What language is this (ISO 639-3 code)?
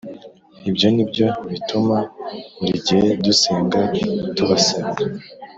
kin